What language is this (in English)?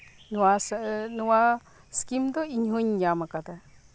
Santali